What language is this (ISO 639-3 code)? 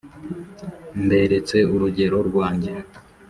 kin